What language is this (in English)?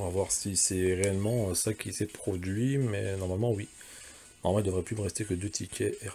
French